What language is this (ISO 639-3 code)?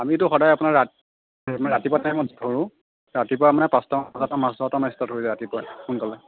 asm